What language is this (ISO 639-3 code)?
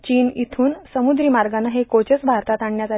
mar